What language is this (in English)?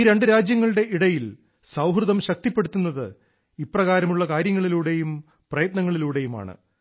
Malayalam